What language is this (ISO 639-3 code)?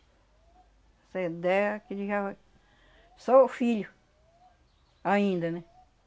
por